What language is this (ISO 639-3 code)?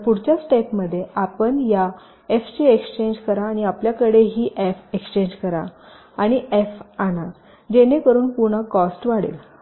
mar